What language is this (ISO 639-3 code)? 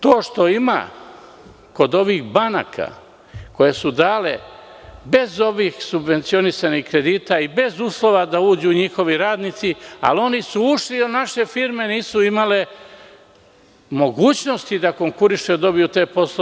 srp